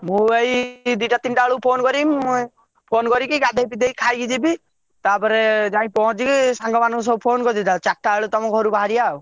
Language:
Odia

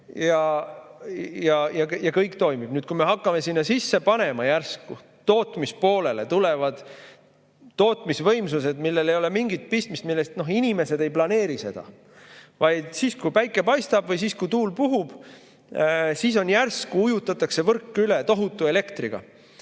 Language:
Estonian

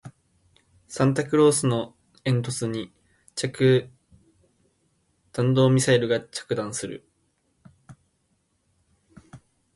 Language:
Japanese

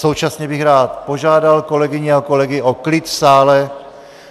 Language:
Czech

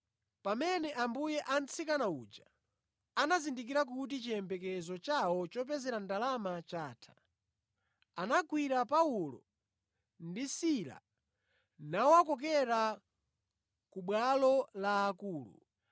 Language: Nyanja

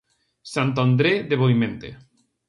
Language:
Galician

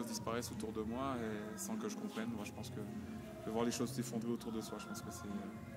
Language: French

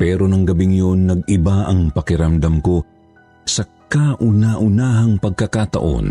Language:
Filipino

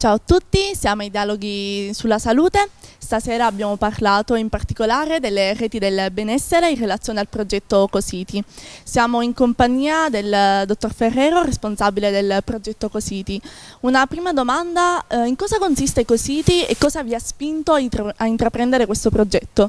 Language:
Italian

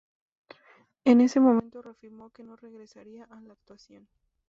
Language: Spanish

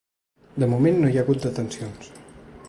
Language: Catalan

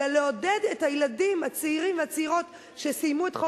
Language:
Hebrew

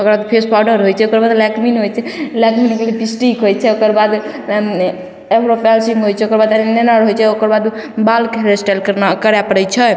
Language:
Maithili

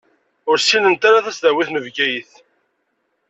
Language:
Kabyle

